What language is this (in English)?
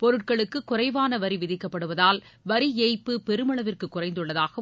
Tamil